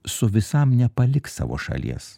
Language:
Lithuanian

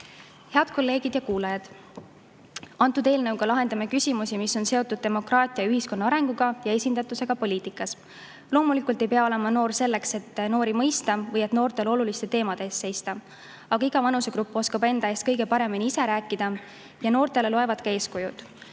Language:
Estonian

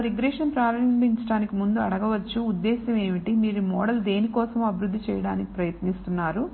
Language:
Telugu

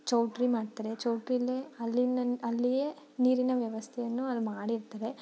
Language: Kannada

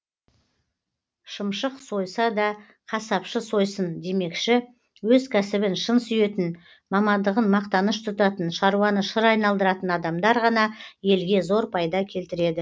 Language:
Kazakh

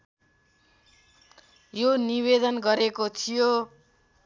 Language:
Nepali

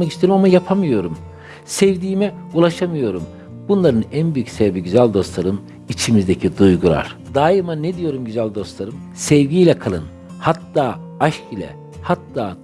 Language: Turkish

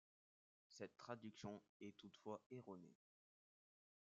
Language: French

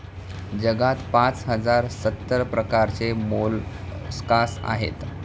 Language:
Marathi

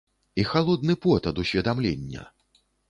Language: Belarusian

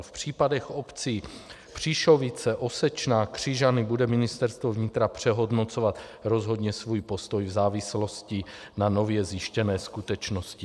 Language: Czech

